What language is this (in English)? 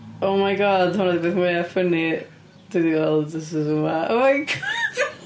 Welsh